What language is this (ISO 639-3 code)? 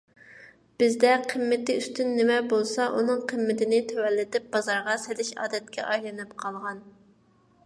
uig